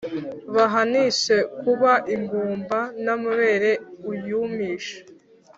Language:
Kinyarwanda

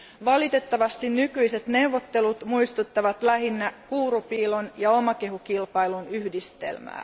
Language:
Finnish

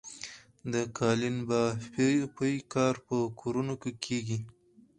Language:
Pashto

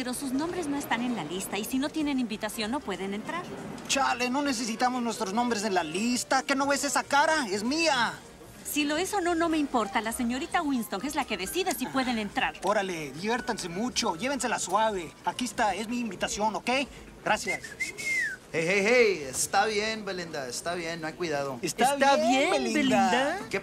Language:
Spanish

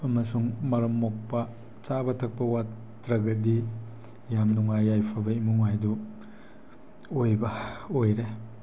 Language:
Manipuri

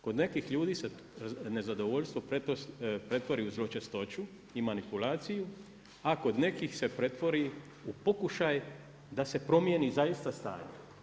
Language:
Croatian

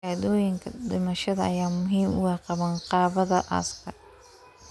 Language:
Somali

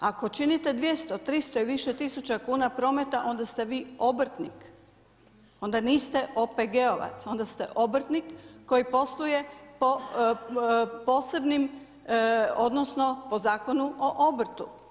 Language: Croatian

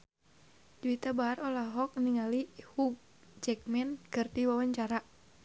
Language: Sundanese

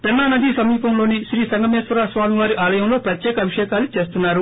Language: Telugu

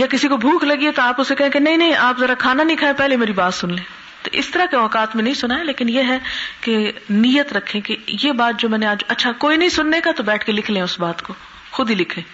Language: Urdu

